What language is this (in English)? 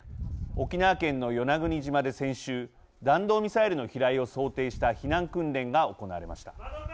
Japanese